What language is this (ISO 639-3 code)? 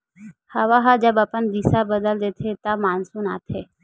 hne